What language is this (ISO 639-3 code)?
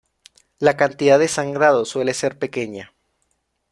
spa